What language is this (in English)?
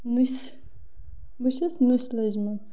Kashmiri